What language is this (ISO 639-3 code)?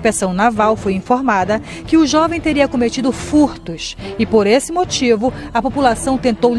por